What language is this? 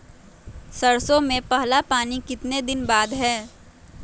Magahi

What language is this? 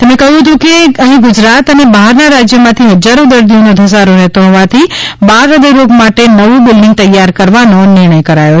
Gujarati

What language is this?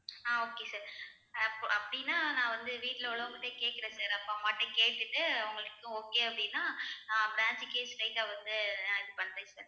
Tamil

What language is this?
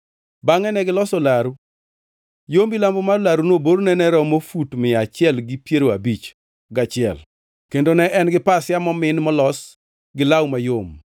Luo (Kenya and Tanzania)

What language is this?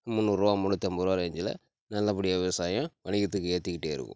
Tamil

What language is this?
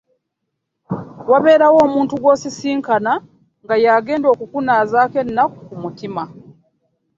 Ganda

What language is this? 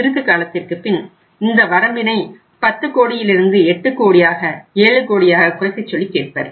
Tamil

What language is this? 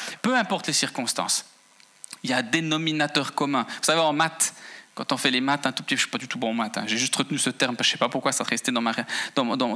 French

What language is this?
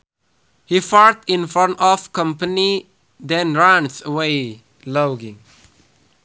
Sundanese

